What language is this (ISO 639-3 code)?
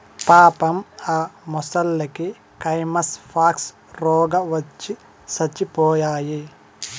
tel